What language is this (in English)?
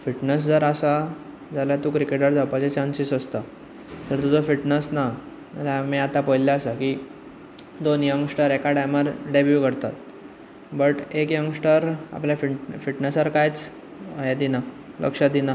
Konkani